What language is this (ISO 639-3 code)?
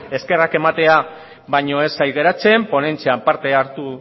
eus